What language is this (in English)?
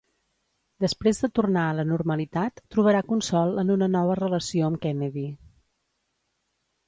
Catalan